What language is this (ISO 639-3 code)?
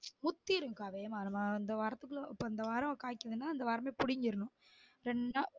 tam